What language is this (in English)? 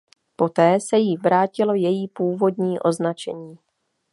Czech